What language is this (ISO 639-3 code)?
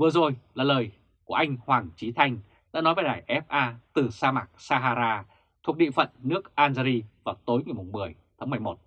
vie